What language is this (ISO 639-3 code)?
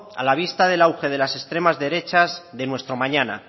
spa